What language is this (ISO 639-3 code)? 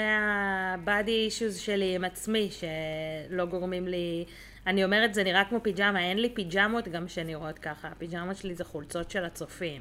heb